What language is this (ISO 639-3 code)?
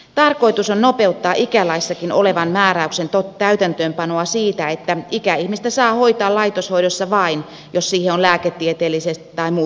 fin